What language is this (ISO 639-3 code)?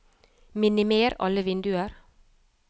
nor